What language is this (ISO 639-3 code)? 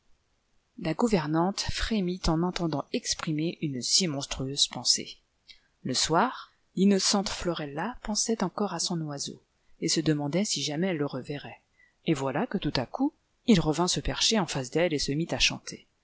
fra